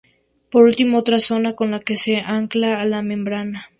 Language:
Spanish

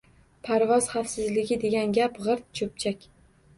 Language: Uzbek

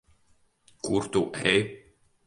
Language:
Latvian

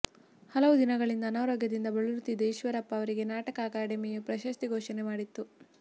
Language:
Kannada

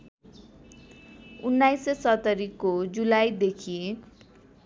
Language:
Nepali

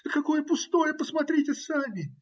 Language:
Russian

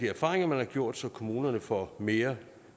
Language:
Danish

